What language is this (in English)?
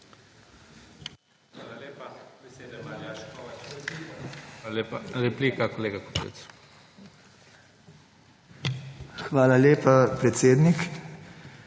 Slovenian